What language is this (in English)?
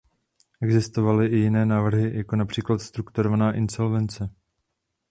Czech